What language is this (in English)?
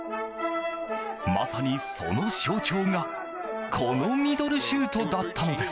Japanese